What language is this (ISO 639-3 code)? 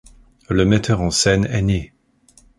fra